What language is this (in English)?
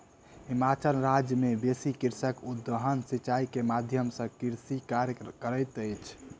Maithili